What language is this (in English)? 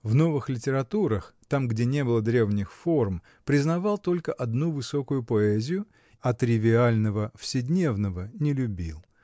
Russian